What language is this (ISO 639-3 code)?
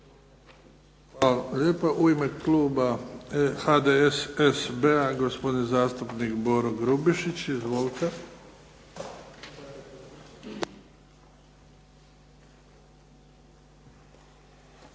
hrv